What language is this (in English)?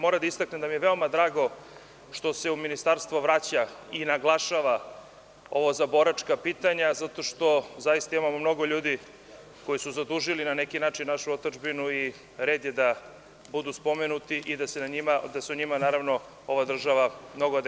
Serbian